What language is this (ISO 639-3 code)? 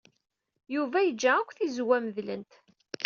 kab